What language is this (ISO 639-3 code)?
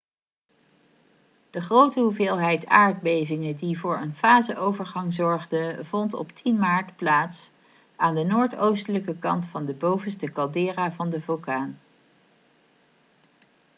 nld